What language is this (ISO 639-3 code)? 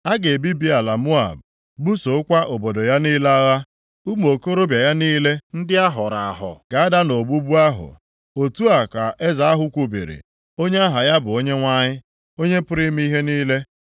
ibo